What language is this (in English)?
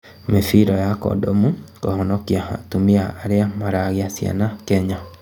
Kikuyu